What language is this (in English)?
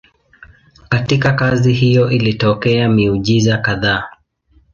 Swahili